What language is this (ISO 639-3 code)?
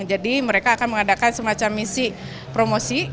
ind